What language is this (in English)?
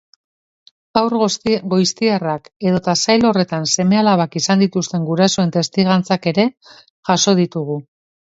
Basque